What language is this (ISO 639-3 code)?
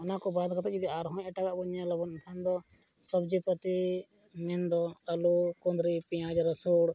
sat